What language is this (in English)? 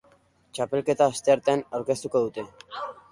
Basque